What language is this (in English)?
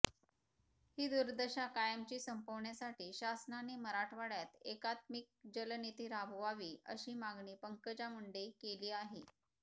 Marathi